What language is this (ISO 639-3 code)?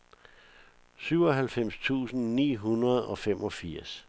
dan